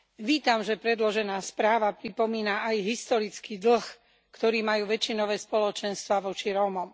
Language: Slovak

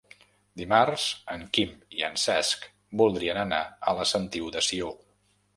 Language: Catalan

